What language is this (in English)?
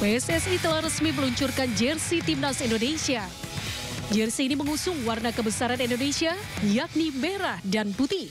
Indonesian